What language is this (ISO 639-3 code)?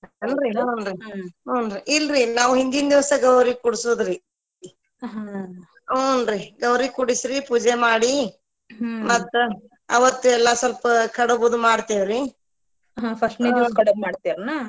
kan